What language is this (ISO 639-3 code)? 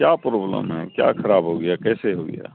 urd